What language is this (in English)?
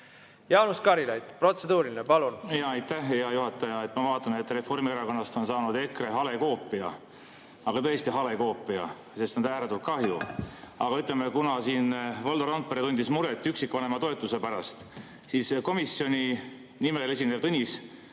Estonian